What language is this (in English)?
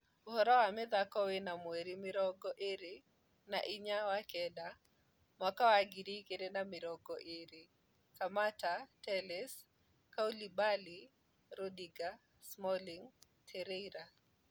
Kikuyu